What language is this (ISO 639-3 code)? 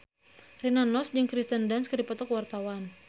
sun